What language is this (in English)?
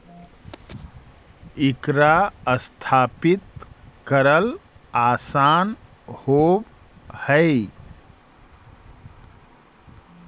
Magahi